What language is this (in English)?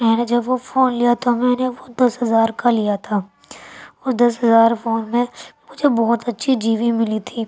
Urdu